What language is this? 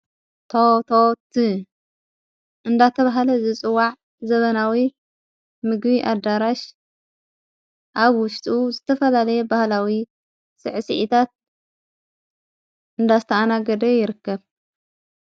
Tigrinya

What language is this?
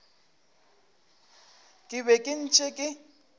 Northern Sotho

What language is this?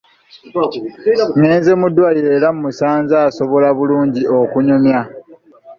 Ganda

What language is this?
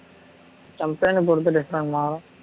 Tamil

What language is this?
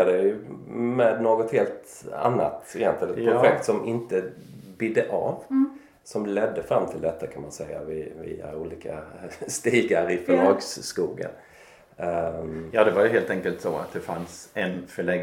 Swedish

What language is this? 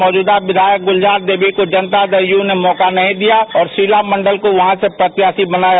Hindi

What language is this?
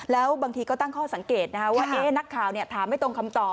Thai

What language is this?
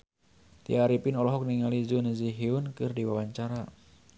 Sundanese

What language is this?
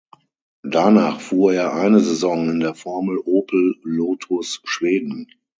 German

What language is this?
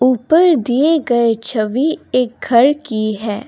Hindi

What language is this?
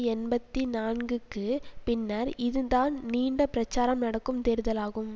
Tamil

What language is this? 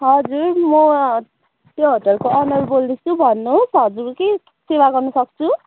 Nepali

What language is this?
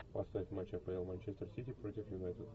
Russian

